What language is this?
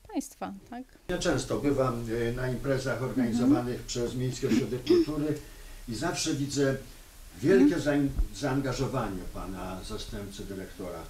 Polish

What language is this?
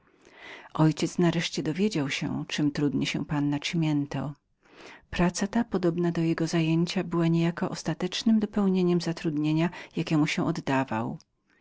Polish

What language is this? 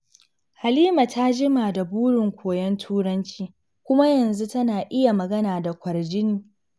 Hausa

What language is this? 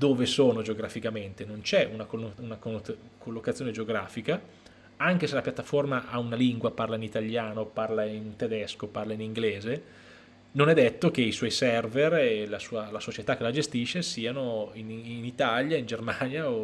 Italian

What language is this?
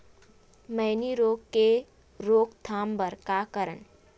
Chhattisgarhi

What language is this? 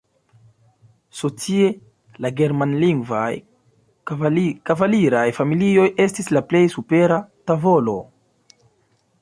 Esperanto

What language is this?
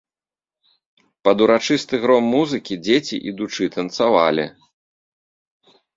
Belarusian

